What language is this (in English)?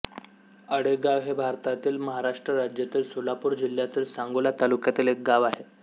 Marathi